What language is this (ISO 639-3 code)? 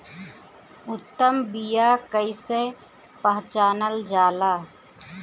bho